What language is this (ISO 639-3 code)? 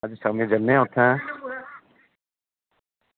doi